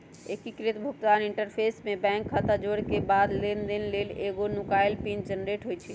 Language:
Magahi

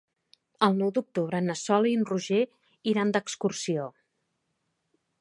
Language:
Catalan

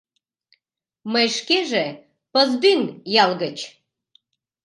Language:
Mari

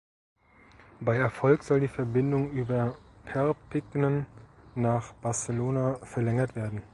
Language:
German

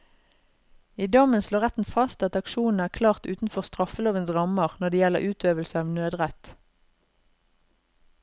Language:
Norwegian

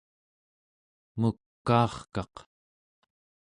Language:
Central Yupik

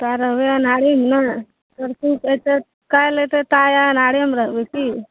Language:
Maithili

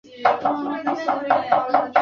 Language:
Chinese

